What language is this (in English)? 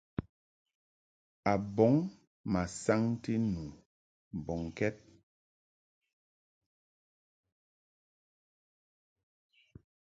Mungaka